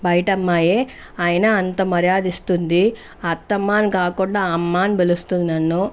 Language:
Telugu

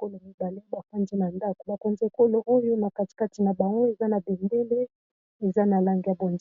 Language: Lingala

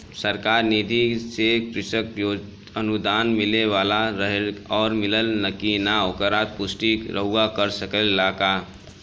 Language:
Bhojpuri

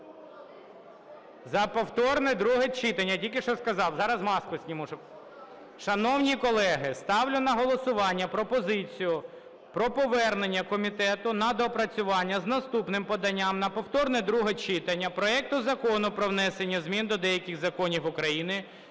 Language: Ukrainian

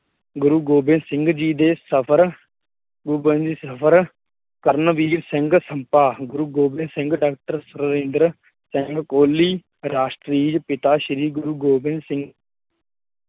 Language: Punjabi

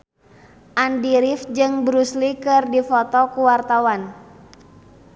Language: Sundanese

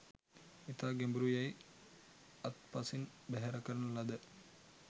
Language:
Sinhala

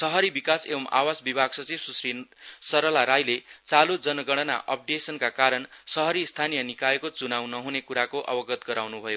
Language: Nepali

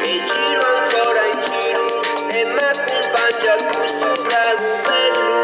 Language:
Ukrainian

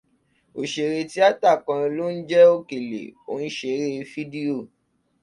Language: Yoruba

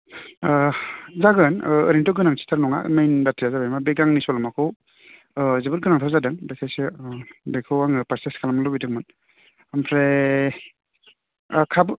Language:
Bodo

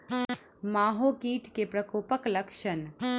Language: Maithili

